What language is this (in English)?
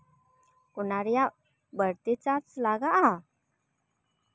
Santali